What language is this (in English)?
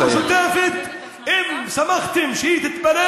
Hebrew